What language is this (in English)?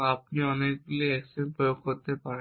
Bangla